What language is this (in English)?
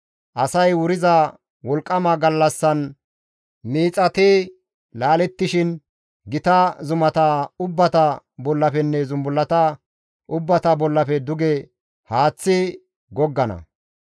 Gamo